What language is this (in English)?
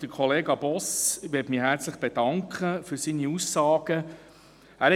Swiss German